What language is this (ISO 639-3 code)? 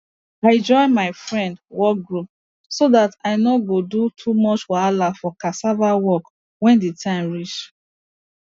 pcm